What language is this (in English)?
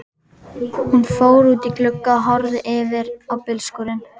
Icelandic